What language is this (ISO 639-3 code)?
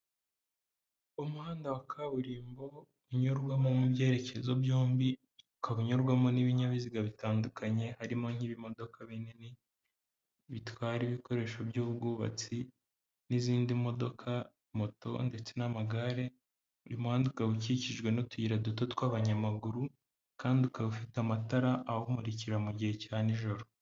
kin